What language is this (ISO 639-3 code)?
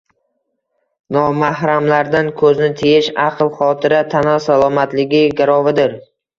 uzb